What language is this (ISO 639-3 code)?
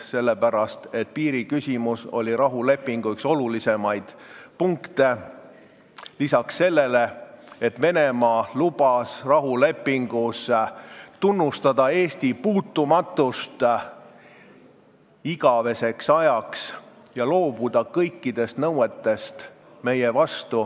est